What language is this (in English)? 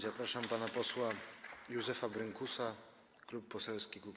Polish